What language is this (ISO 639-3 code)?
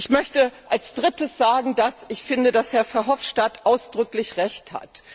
deu